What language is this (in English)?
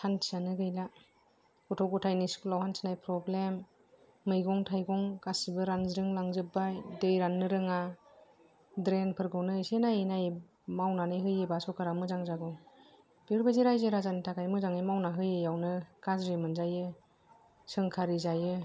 Bodo